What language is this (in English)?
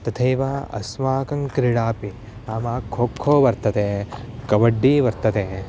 Sanskrit